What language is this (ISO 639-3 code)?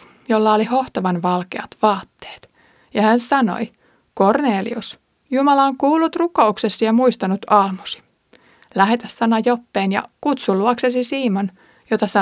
fin